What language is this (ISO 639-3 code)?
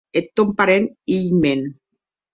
oci